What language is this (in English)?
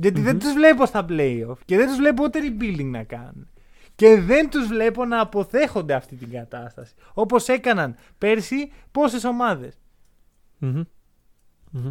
Greek